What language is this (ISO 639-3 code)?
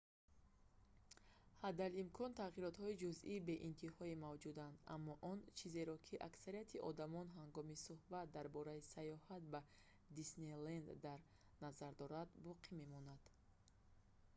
tgk